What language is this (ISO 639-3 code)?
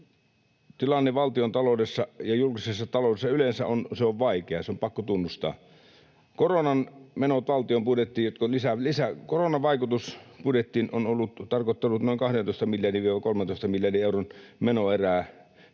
fin